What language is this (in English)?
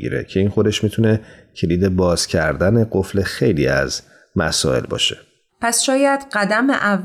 Persian